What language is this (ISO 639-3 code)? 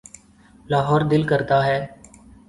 urd